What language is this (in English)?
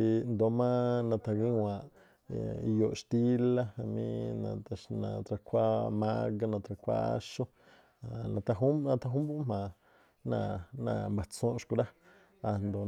Tlacoapa Me'phaa